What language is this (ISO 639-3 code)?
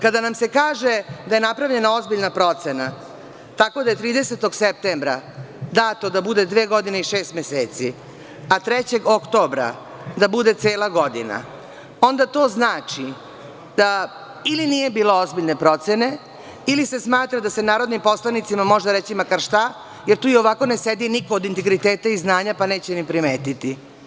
srp